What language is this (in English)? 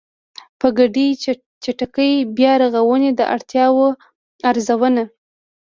Pashto